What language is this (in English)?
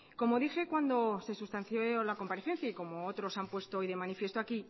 Spanish